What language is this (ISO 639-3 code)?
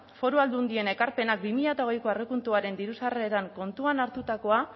eus